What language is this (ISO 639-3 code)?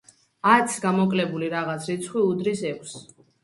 kat